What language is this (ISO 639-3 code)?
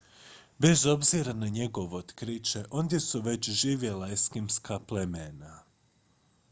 hrv